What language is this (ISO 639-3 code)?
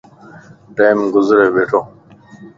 lss